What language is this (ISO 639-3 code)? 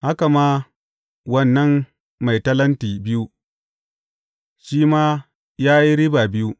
hau